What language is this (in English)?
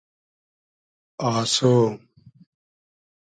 Hazaragi